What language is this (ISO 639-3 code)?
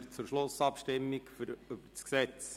gsw